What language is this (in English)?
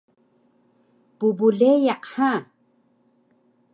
Taroko